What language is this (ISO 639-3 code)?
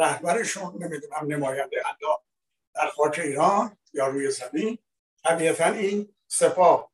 fas